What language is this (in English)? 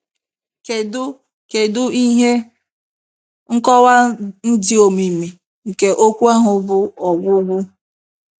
Igbo